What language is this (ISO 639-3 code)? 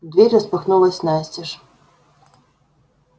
rus